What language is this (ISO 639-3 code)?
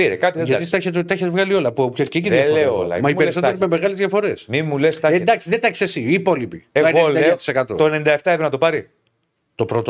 ell